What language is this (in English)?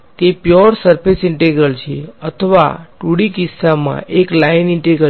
Gujarati